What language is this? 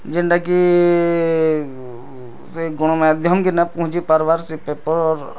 Odia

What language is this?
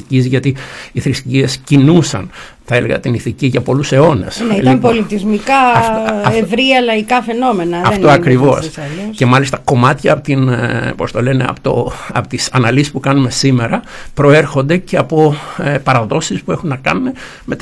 Greek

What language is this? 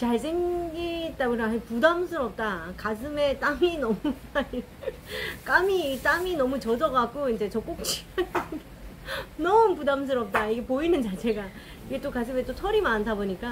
Korean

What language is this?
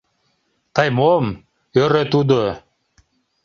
Mari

